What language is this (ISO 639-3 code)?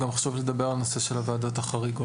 heb